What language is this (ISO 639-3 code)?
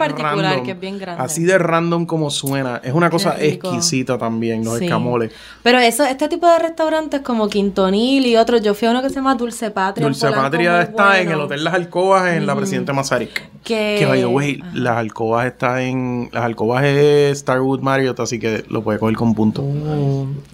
spa